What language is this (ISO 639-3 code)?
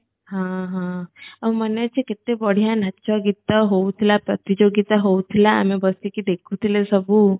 ori